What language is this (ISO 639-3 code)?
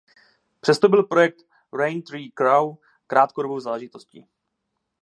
ces